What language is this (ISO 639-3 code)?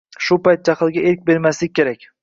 uzb